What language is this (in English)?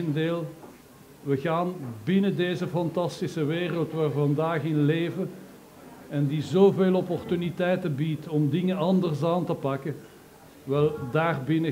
Dutch